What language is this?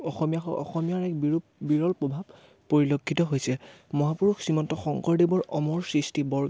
Assamese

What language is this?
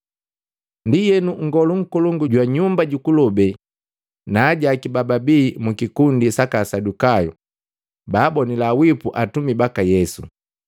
Matengo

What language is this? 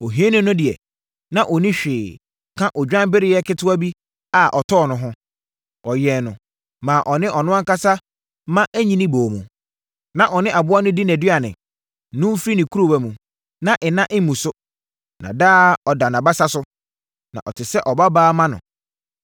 Akan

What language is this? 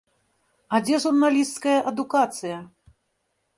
Belarusian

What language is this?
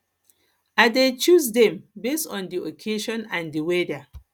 Nigerian Pidgin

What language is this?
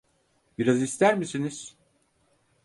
Turkish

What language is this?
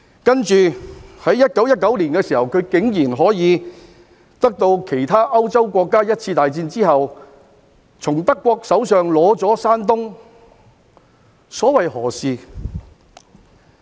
Cantonese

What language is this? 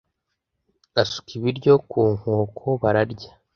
Kinyarwanda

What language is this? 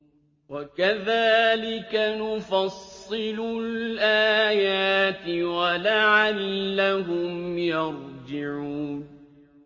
Arabic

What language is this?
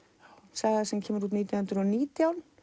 Icelandic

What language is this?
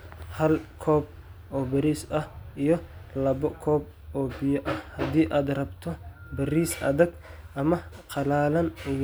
Somali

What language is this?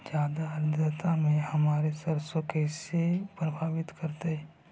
Magahi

